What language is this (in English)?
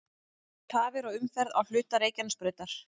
Icelandic